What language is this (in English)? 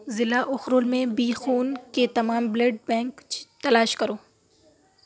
Urdu